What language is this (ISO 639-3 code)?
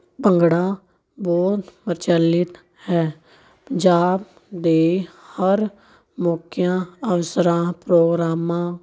pan